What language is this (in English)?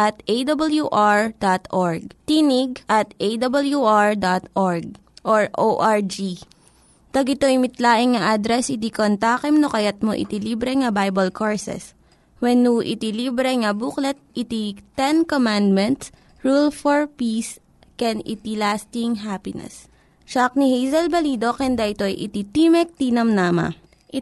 Filipino